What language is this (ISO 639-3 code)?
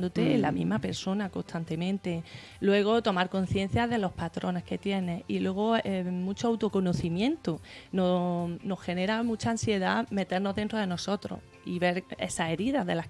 spa